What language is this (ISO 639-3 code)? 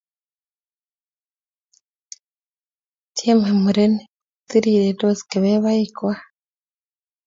kln